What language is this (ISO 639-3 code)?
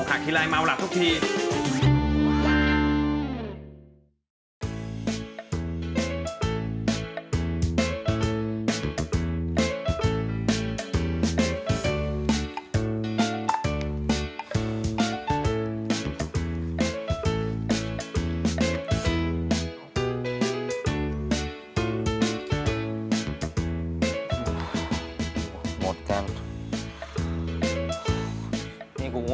tha